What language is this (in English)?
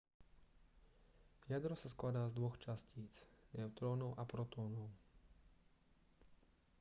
Slovak